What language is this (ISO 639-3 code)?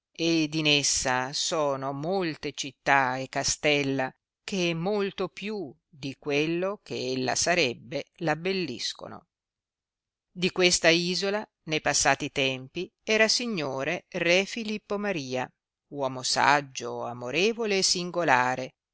ita